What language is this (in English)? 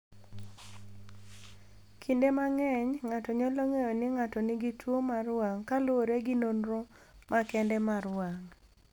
Luo (Kenya and Tanzania)